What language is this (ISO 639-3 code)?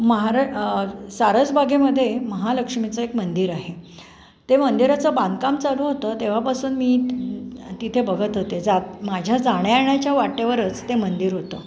mar